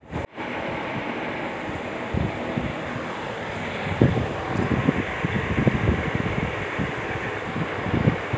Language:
Hindi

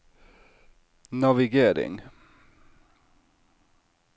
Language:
Norwegian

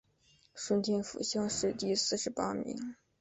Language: Chinese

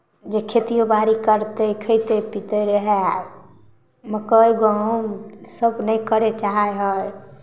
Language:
Maithili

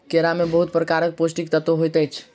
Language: Maithili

